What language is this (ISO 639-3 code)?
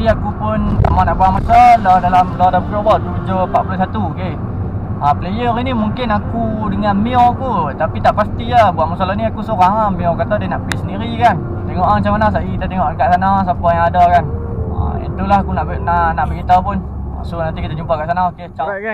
msa